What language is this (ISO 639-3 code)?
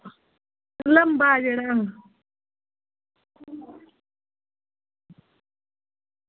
doi